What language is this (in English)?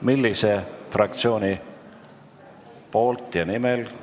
Estonian